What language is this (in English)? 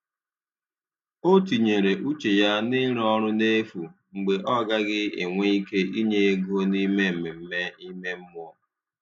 Igbo